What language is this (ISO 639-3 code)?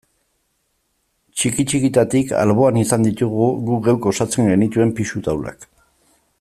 eus